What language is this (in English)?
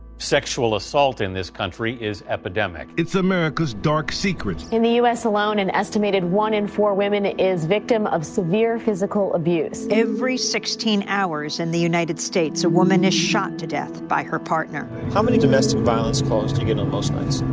English